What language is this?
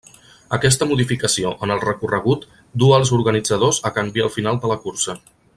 Catalan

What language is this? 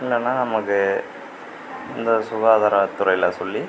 Tamil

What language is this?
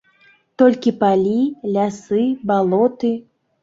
Belarusian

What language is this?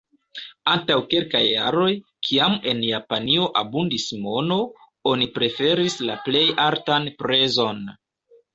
Esperanto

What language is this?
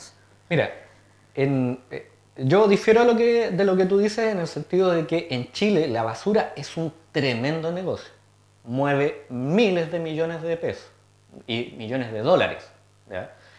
Spanish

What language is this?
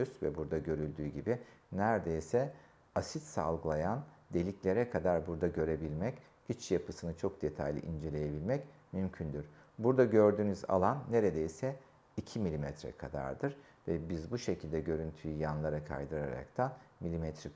Turkish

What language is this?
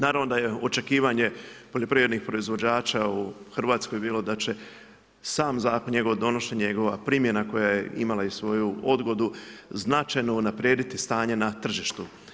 Croatian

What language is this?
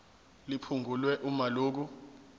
Zulu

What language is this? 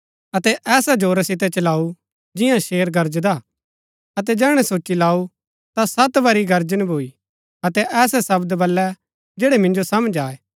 Gaddi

